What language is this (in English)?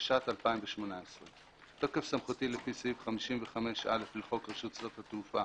Hebrew